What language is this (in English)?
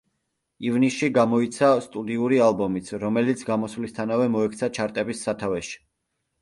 Georgian